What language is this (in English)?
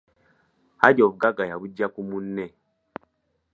Ganda